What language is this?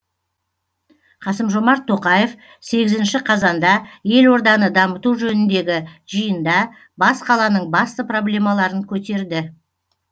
Kazakh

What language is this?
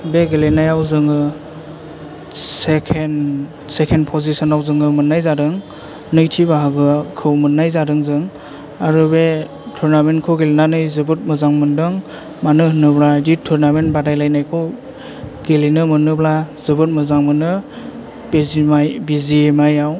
Bodo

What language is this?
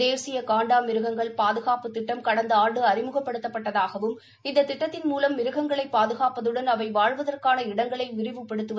Tamil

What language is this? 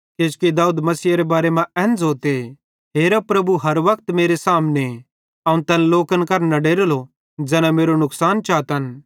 Bhadrawahi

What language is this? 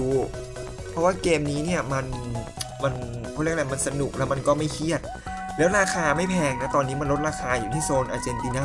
Thai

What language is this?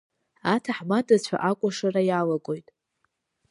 Abkhazian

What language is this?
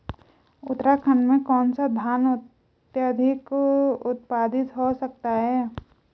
Hindi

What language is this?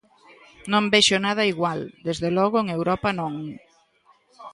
Galician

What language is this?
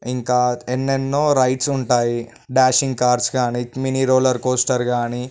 Telugu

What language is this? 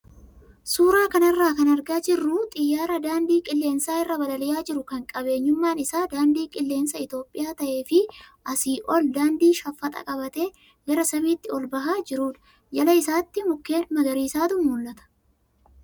Oromo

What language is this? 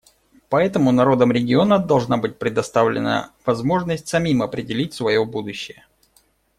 Russian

